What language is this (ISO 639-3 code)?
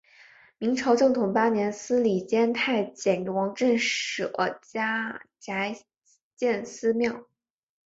zho